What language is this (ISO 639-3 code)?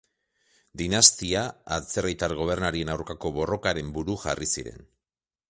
eus